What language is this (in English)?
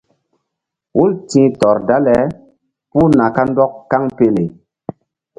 Mbum